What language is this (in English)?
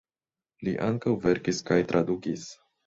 Esperanto